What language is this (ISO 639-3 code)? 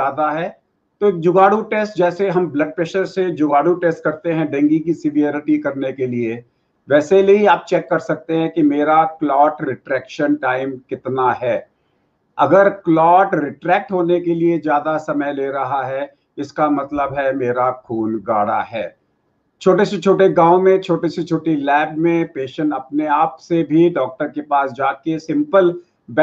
hin